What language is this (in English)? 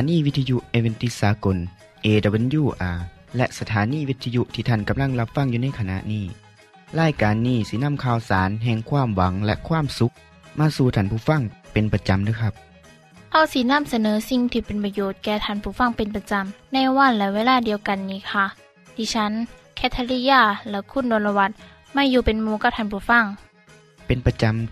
Thai